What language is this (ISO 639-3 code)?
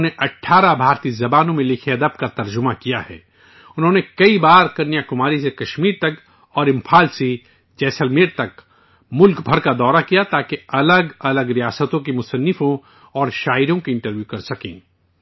urd